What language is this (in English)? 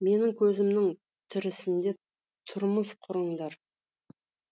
Kazakh